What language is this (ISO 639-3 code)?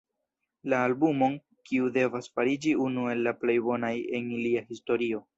epo